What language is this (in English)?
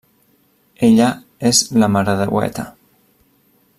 Catalan